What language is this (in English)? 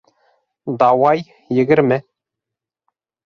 Bashkir